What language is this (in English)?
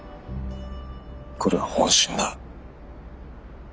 Japanese